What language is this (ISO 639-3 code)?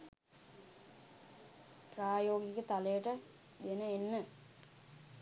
sin